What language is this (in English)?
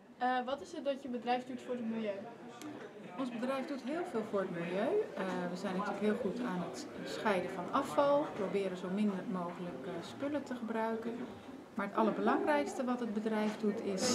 Dutch